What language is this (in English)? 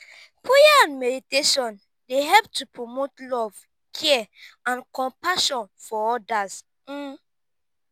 Nigerian Pidgin